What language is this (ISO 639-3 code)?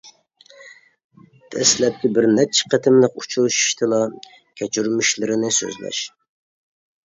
uig